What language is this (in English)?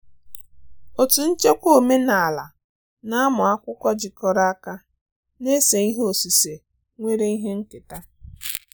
Igbo